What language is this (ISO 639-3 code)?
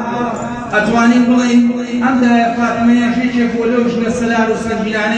ara